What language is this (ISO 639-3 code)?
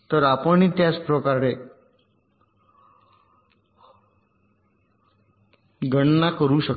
mar